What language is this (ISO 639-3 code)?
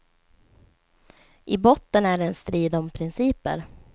swe